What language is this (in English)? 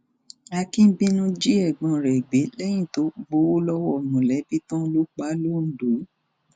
Yoruba